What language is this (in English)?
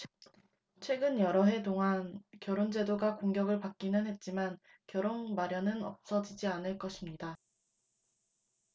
Korean